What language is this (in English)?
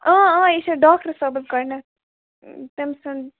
Kashmiri